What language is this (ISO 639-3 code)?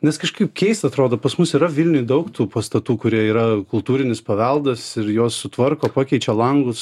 lit